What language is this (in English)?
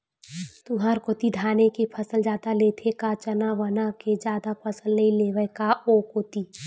Chhattisgarhi